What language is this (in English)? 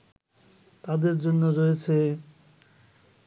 Bangla